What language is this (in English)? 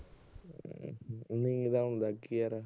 Punjabi